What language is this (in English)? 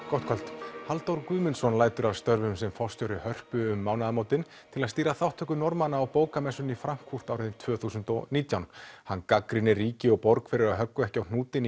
Icelandic